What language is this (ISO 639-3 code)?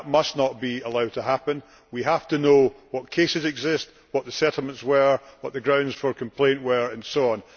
eng